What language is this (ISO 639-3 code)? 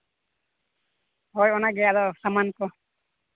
sat